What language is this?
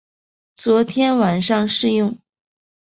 Chinese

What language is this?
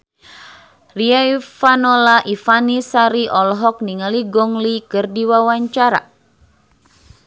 Sundanese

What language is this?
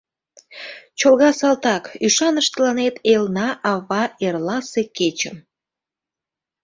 Mari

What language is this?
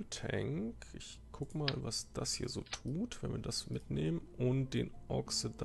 German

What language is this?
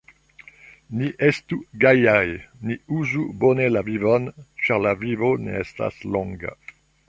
Esperanto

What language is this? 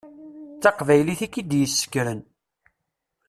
Kabyle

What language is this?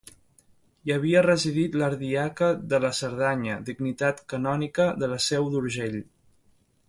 Catalan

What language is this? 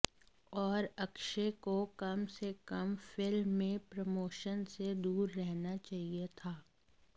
Hindi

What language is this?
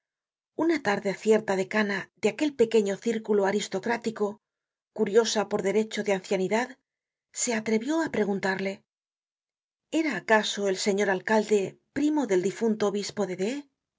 Spanish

